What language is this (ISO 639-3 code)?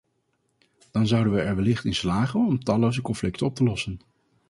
nld